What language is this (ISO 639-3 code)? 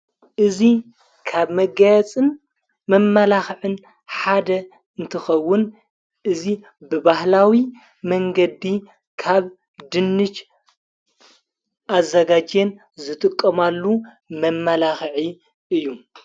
tir